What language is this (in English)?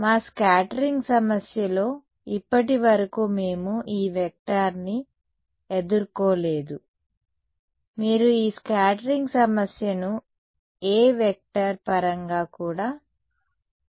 Telugu